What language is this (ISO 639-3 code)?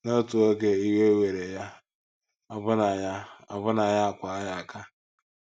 ibo